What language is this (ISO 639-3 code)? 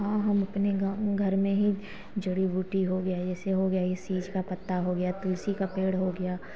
hin